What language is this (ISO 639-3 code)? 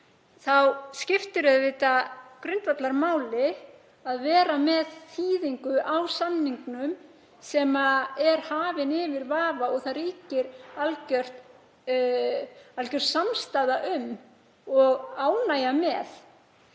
isl